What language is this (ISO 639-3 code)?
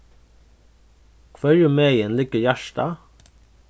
fao